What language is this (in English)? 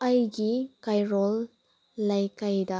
Manipuri